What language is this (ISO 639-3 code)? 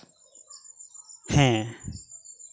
sat